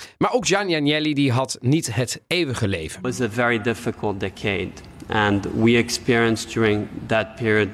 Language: Dutch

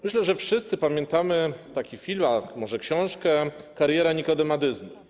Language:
Polish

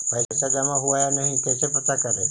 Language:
Magahi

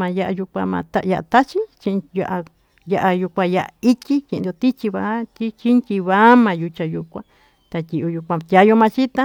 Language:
Tututepec Mixtec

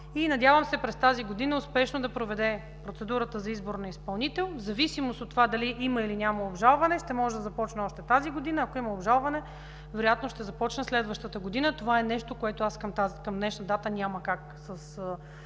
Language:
Bulgarian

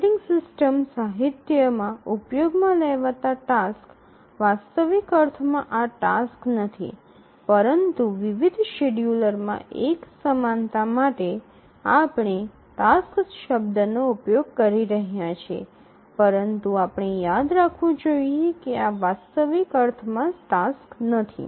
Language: Gujarati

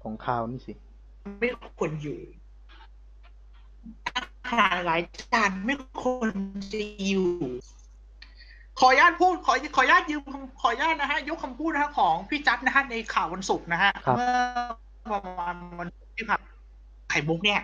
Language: Thai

